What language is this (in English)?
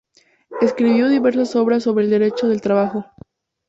Spanish